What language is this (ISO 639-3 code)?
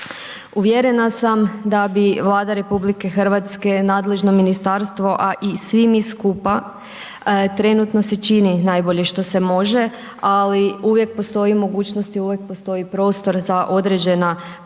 hrv